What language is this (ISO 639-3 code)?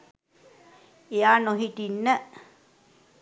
sin